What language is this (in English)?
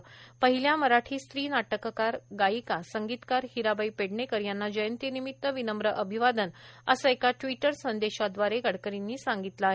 Marathi